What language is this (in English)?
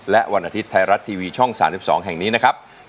Thai